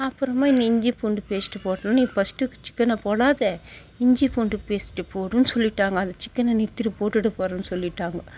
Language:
Tamil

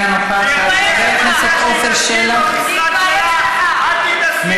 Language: Hebrew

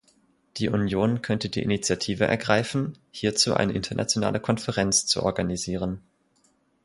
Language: German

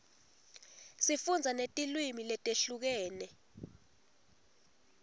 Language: Swati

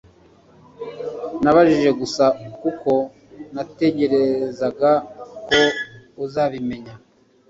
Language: Kinyarwanda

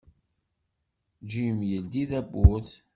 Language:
Kabyle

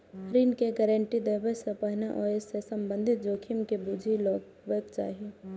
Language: Maithili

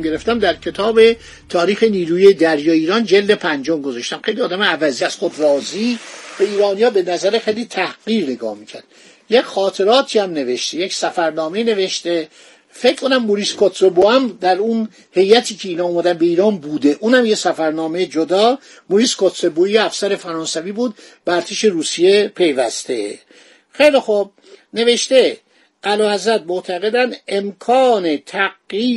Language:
Persian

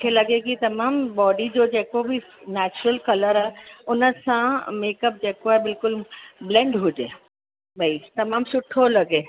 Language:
Sindhi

